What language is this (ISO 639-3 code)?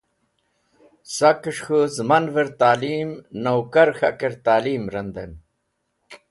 wbl